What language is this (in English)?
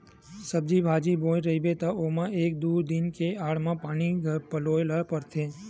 Chhattisgarhi